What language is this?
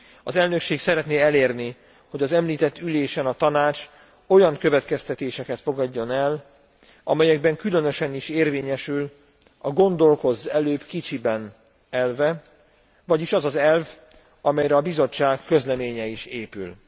Hungarian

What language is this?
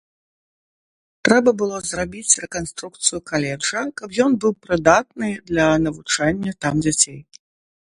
Belarusian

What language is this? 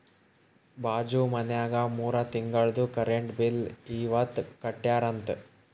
Kannada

